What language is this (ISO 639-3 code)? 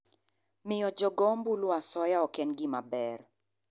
luo